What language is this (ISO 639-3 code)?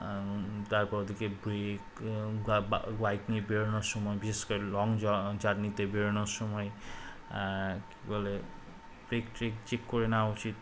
ben